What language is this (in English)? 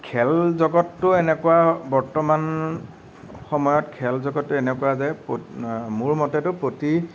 Assamese